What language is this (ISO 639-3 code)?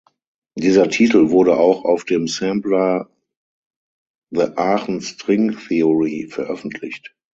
deu